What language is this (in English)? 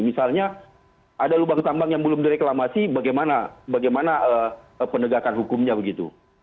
Indonesian